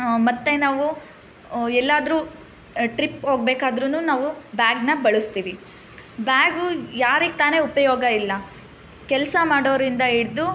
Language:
Kannada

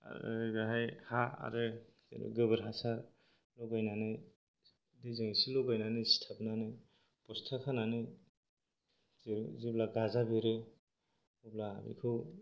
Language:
Bodo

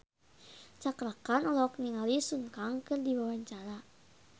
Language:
Sundanese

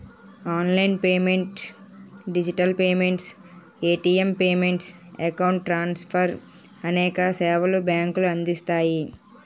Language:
Telugu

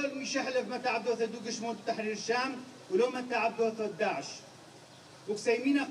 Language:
Arabic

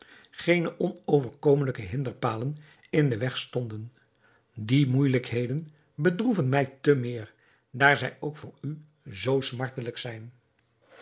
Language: Dutch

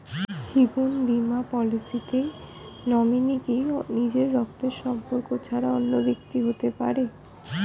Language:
Bangla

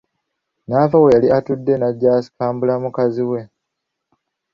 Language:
Ganda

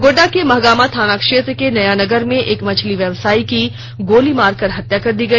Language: Hindi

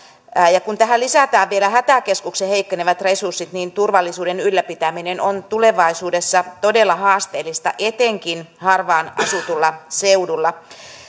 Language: Finnish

